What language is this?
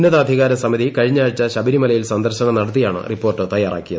Malayalam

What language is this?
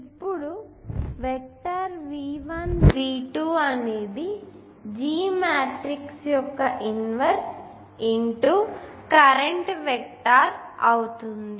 Telugu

